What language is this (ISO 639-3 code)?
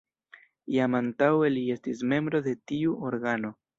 epo